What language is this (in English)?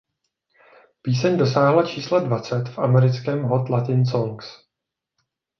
Czech